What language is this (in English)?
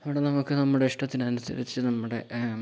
Malayalam